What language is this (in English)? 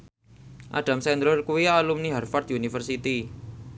Javanese